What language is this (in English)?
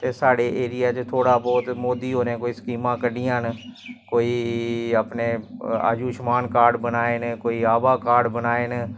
Dogri